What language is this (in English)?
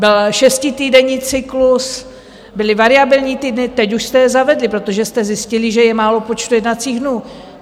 Czech